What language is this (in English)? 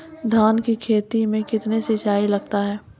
Maithili